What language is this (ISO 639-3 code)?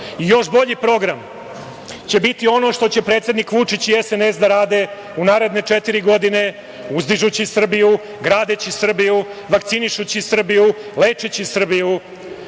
srp